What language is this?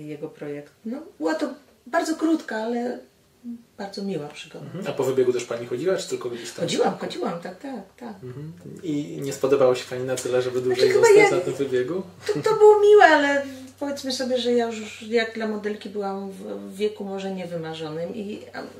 Polish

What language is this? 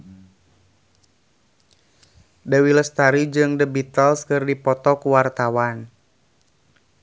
Sundanese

